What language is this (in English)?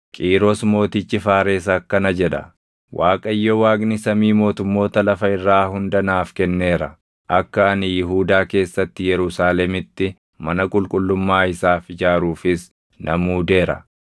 Oromo